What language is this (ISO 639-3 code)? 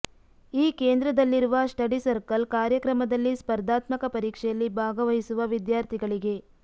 kan